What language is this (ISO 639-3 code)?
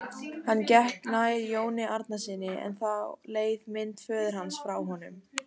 isl